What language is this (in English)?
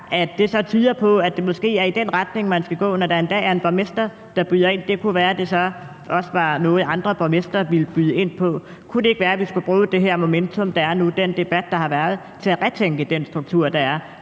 Danish